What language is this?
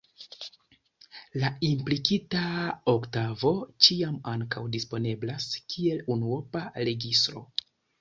Esperanto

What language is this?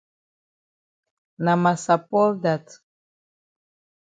Cameroon Pidgin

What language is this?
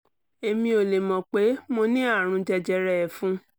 Yoruba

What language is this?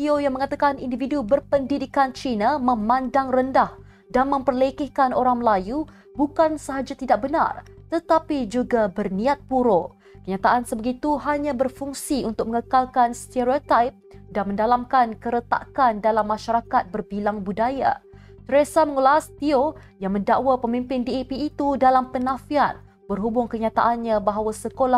Malay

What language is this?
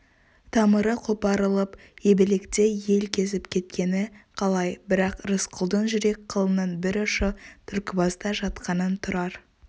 Kazakh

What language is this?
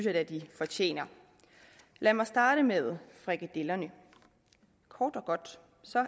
Danish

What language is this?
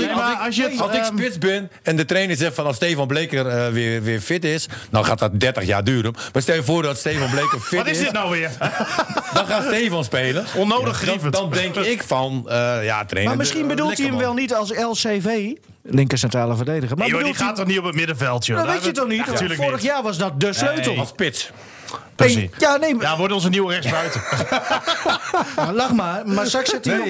Dutch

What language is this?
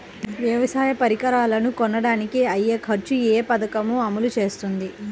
Telugu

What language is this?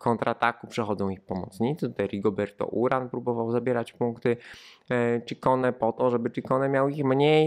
Polish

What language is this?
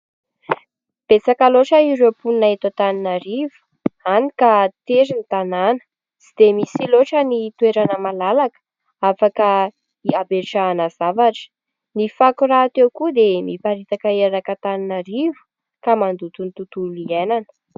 Malagasy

